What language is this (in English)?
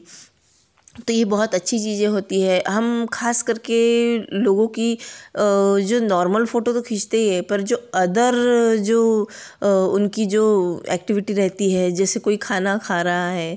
Hindi